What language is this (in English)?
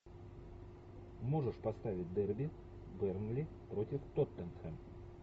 Russian